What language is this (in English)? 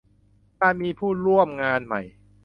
Thai